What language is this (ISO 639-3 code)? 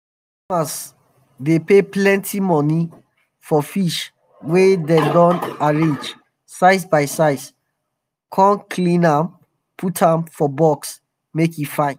pcm